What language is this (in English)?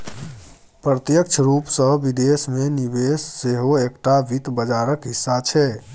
Maithili